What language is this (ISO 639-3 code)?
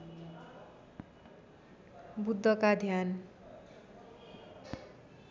nep